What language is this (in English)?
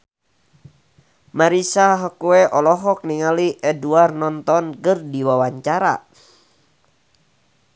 Sundanese